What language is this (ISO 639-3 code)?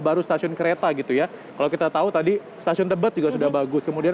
ind